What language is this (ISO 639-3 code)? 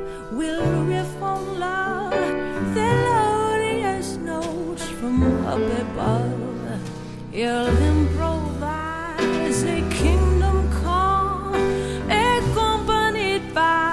nld